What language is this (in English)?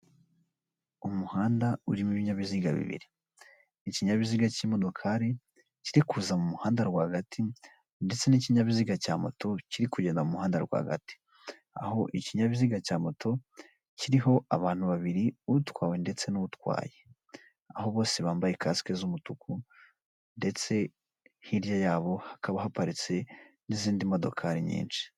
Kinyarwanda